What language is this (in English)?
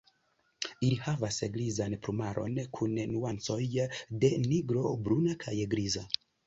Esperanto